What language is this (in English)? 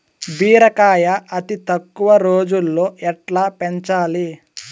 Telugu